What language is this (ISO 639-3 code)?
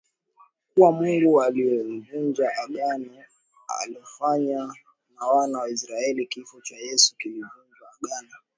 swa